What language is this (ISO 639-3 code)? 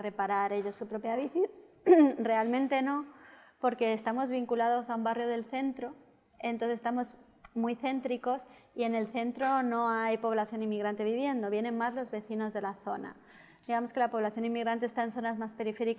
spa